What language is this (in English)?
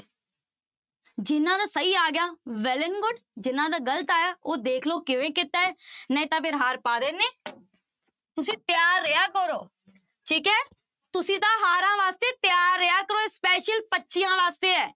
Punjabi